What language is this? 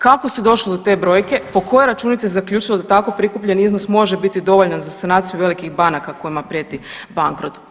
Croatian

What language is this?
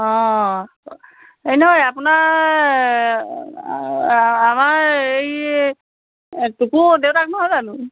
Assamese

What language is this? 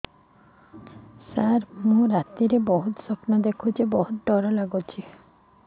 Odia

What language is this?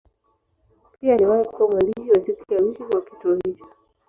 Swahili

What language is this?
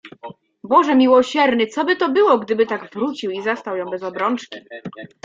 Polish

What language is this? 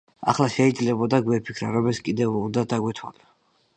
Georgian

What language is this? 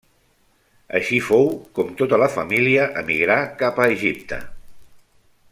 Catalan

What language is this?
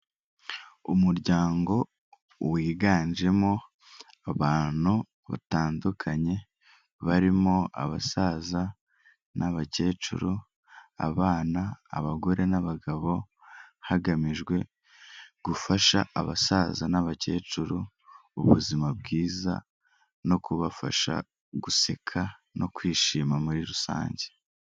Kinyarwanda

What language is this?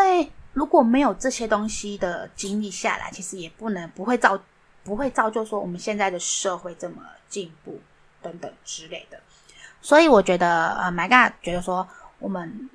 Chinese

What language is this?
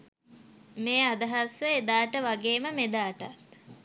Sinhala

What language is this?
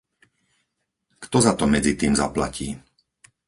Slovak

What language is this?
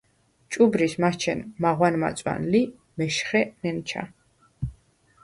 Svan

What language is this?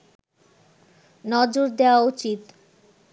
Bangla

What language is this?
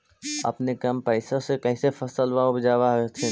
Magahi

